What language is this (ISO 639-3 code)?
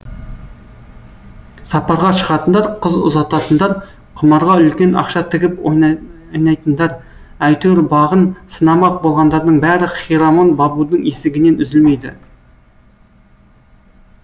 kaz